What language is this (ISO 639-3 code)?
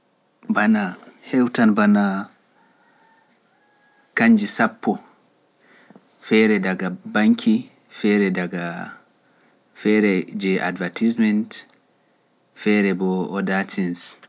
fuf